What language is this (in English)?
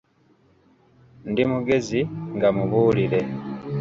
Ganda